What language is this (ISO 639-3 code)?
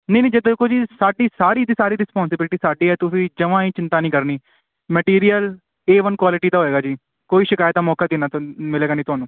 pan